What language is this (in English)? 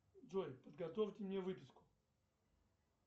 Russian